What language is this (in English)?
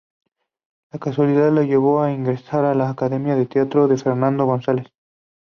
Spanish